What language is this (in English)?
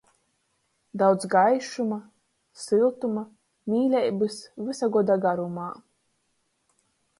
Latgalian